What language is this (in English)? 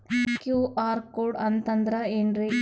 Kannada